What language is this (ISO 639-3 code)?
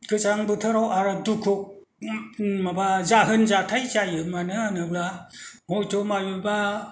brx